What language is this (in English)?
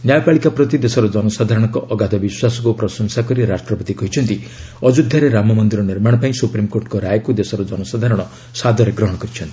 Odia